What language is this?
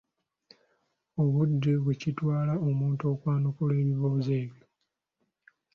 Ganda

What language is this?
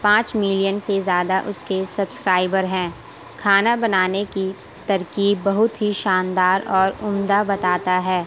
Urdu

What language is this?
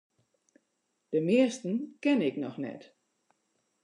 Western Frisian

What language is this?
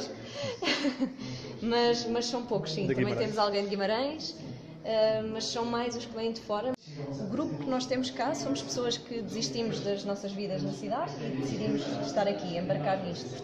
Portuguese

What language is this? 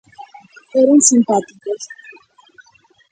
Galician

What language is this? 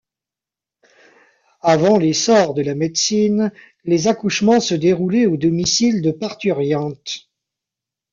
French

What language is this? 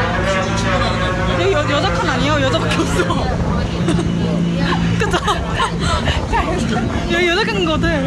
Korean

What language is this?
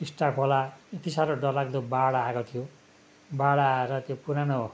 Nepali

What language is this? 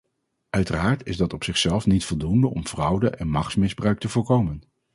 Dutch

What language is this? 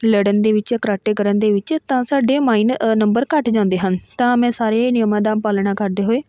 Punjabi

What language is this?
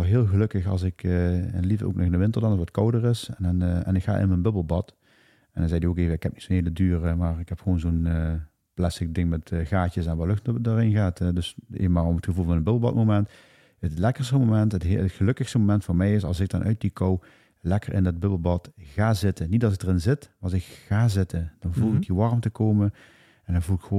Dutch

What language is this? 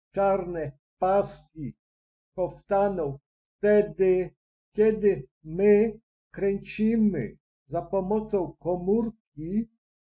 Polish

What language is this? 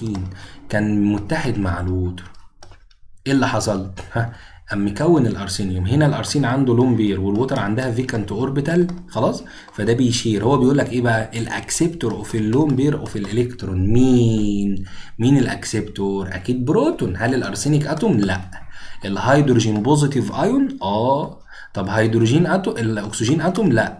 Arabic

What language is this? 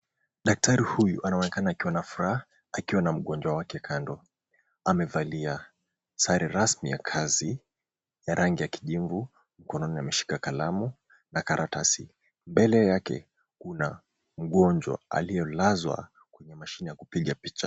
Swahili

